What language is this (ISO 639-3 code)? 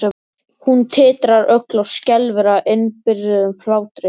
isl